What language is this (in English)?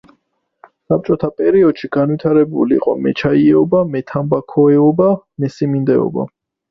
Georgian